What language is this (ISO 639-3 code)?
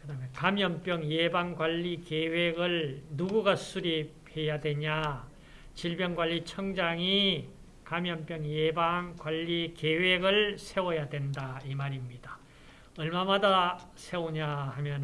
kor